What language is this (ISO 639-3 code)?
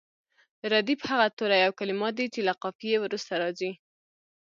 pus